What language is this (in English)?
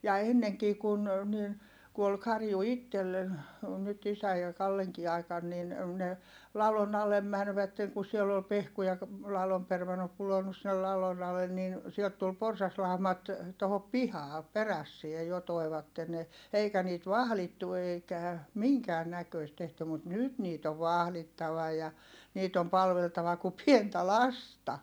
Finnish